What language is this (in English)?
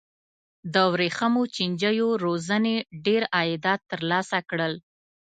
Pashto